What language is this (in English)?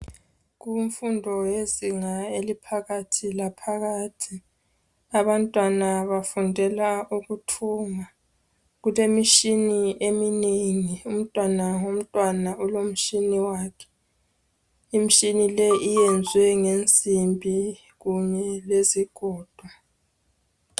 North Ndebele